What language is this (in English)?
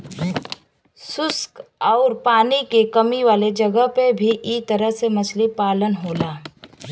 Bhojpuri